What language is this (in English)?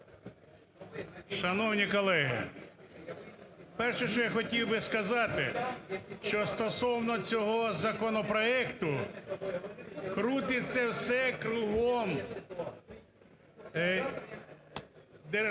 Ukrainian